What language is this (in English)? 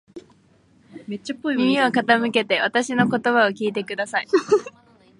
Japanese